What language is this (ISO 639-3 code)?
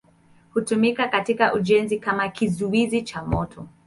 swa